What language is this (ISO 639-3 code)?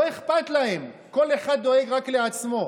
heb